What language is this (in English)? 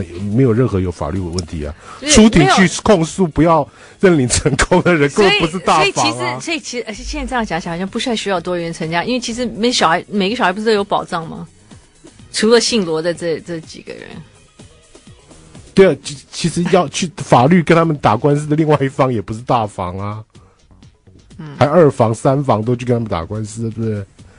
Chinese